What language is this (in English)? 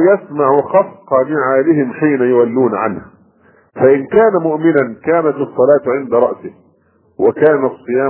Arabic